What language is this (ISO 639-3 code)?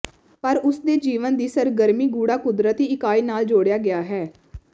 pan